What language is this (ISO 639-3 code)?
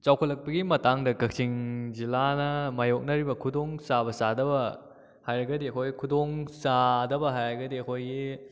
mni